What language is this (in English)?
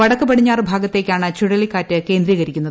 Malayalam